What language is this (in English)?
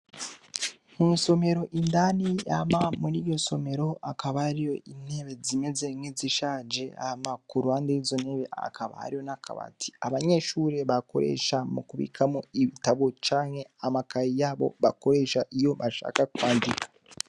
Rundi